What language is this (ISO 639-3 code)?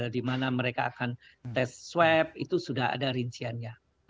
ind